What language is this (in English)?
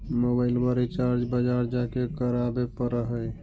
Magahi